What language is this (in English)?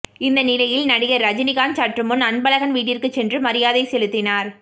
Tamil